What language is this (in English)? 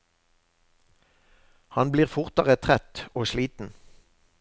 Norwegian